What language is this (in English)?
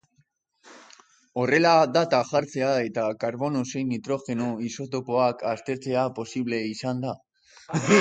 Basque